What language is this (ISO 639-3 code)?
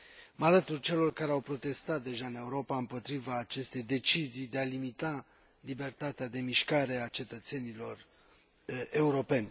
ron